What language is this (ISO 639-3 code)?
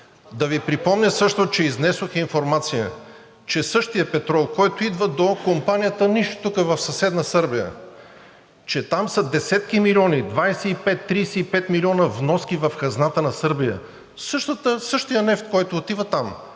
bul